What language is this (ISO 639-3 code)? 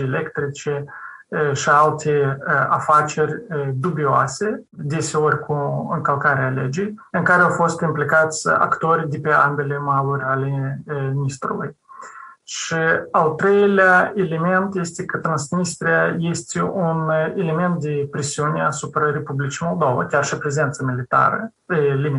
ron